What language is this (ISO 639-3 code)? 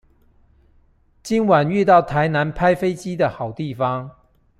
zho